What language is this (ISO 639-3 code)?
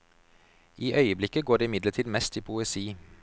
nor